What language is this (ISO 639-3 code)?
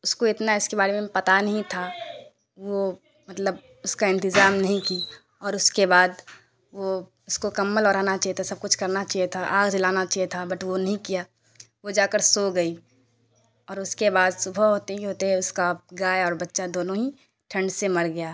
urd